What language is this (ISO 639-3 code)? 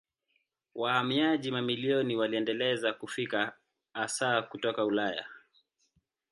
swa